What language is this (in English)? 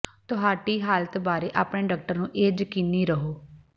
Punjabi